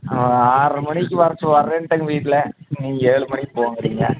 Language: Tamil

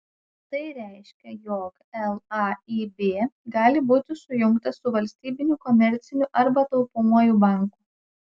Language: Lithuanian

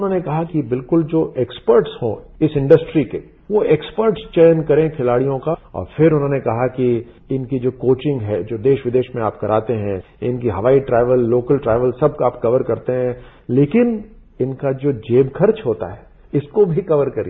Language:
Hindi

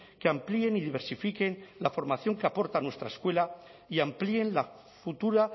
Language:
Spanish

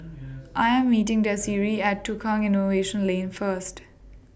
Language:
English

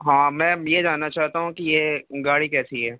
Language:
Urdu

